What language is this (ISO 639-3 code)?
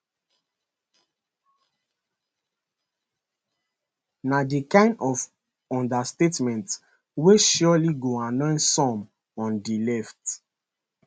pcm